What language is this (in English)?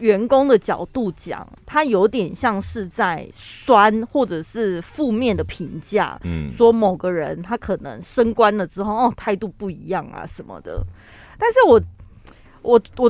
Chinese